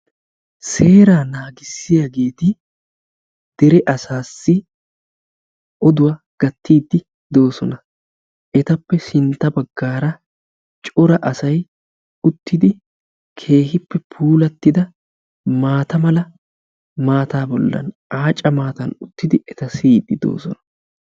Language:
Wolaytta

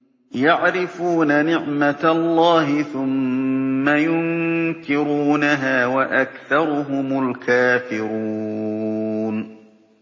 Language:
Arabic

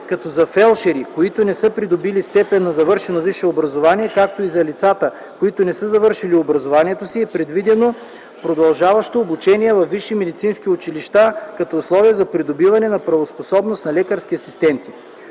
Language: Bulgarian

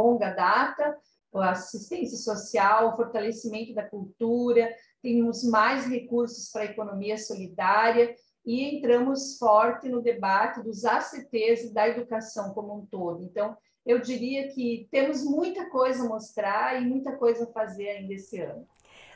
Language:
Portuguese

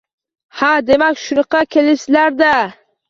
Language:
Uzbek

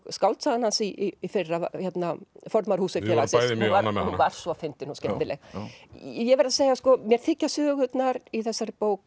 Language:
Icelandic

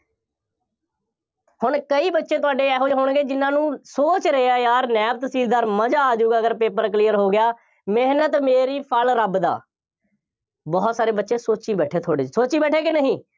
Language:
Punjabi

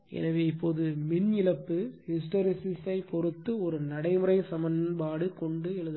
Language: Tamil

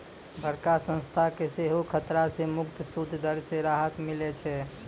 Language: Maithili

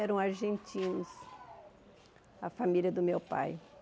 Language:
Portuguese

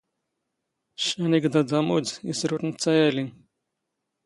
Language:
Standard Moroccan Tamazight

